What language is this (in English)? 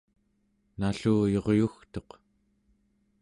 Central Yupik